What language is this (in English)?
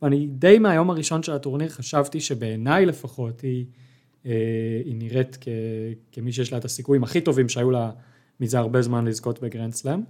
Hebrew